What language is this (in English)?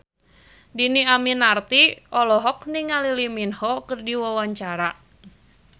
Sundanese